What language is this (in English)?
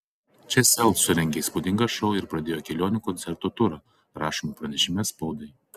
Lithuanian